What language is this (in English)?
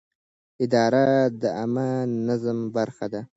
Pashto